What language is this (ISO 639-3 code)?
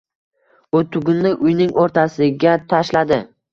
uzb